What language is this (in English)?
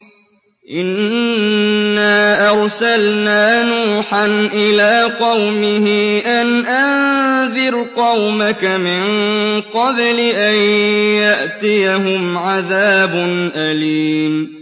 Arabic